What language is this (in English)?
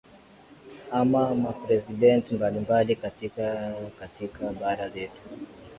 Swahili